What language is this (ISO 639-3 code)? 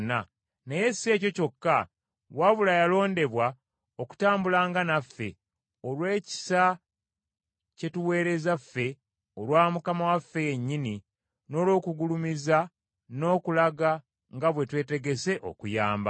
lug